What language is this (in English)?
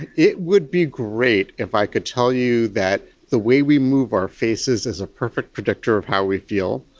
English